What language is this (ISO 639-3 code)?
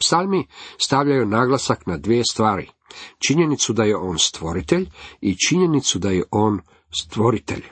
hrv